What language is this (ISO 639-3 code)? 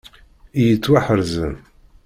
kab